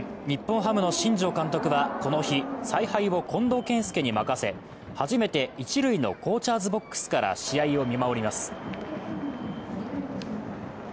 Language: Japanese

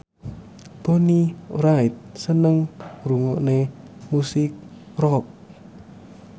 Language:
Javanese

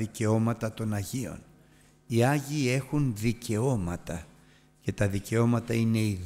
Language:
Greek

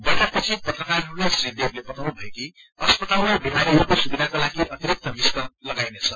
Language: Nepali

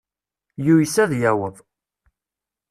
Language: Kabyle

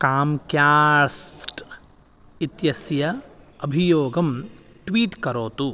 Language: Sanskrit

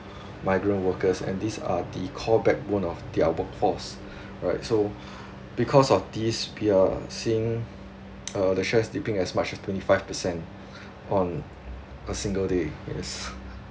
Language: English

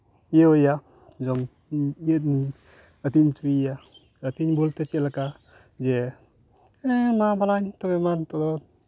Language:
Santali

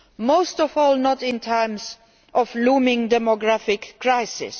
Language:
English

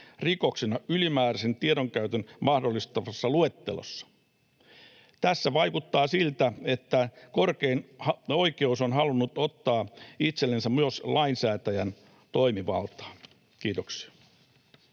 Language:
Finnish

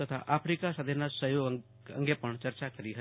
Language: Gujarati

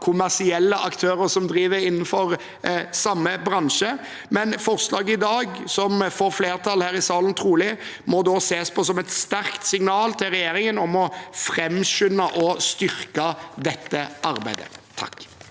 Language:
Norwegian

